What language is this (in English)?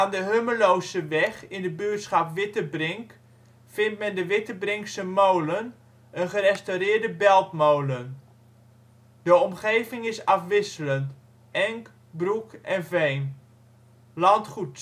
Dutch